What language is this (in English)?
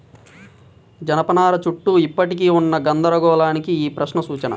Telugu